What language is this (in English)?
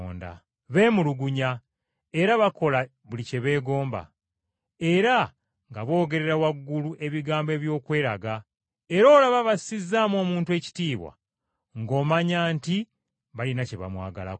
Ganda